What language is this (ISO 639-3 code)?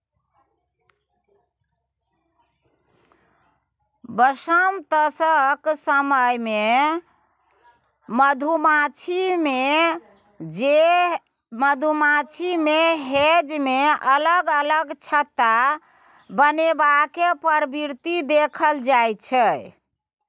mai